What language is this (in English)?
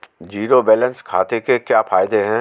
Hindi